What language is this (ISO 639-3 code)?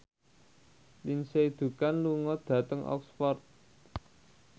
jav